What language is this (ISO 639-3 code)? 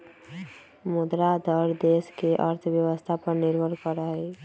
mag